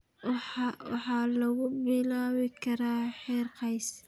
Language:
Somali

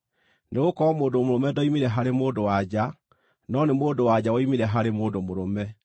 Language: Kikuyu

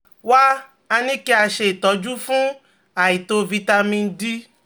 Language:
Yoruba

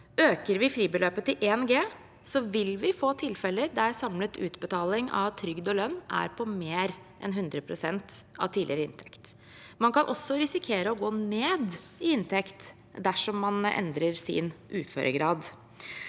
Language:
Norwegian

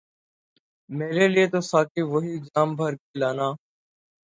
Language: Urdu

